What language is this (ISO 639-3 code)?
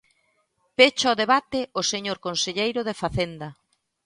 glg